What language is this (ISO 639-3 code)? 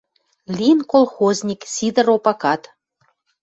mrj